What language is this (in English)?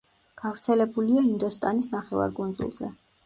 Georgian